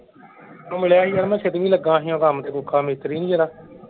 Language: Punjabi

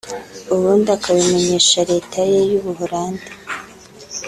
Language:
Kinyarwanda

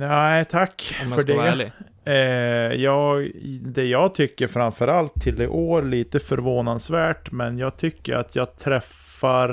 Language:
Swedish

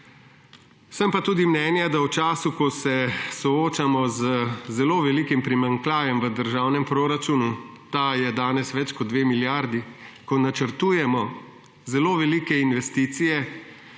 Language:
Slovenian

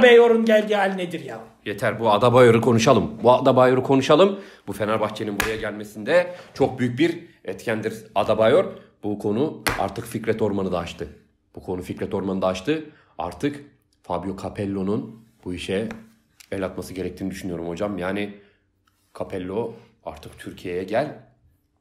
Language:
Turkish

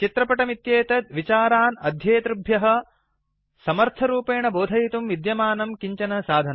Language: Sanskrit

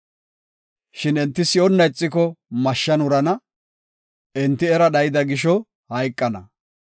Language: Gofa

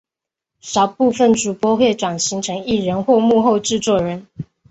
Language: Chinese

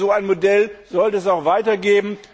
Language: German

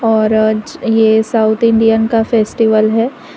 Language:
Hindi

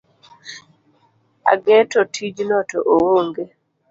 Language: Luo (Kenya and Tanzania)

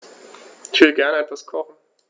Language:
German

